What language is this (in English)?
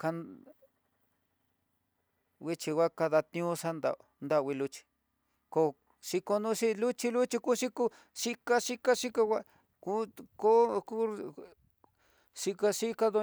Tidaá Mixtec